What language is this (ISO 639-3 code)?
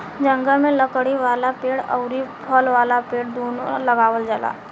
bho